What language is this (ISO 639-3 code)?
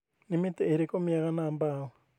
kik